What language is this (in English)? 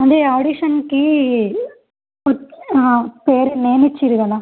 Telugu